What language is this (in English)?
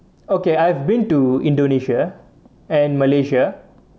English